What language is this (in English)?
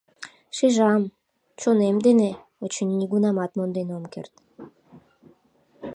Mari